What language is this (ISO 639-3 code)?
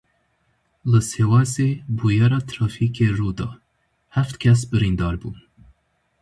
kur